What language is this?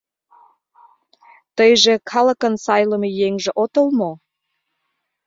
Mari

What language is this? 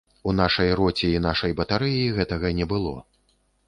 Belarusian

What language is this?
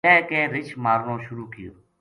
Gujari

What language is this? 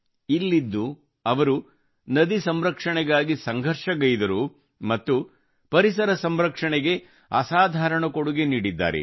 Kannada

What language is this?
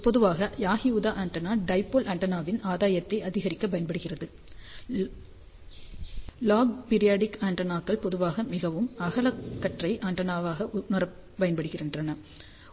Tamil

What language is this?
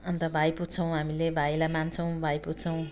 Nepali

